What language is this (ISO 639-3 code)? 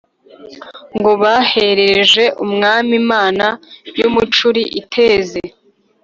kin